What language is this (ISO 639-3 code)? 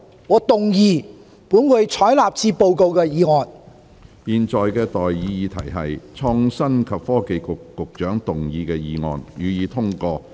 yue